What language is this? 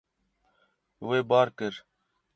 Kurdish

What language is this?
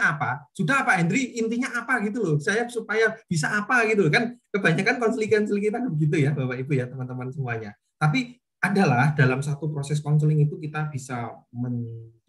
Indonesian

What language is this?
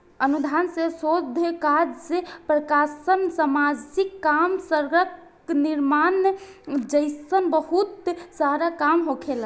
Bhojpuri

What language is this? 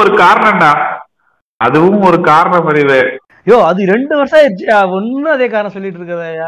Tamil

